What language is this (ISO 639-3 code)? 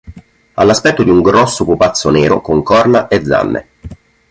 ita